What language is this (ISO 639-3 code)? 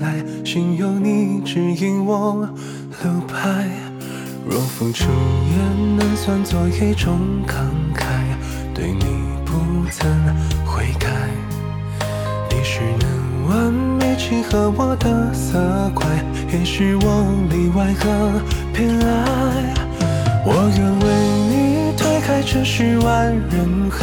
zho